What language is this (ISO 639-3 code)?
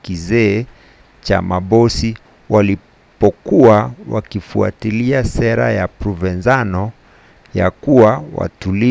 swa